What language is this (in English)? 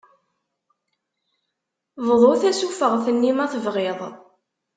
Kabyle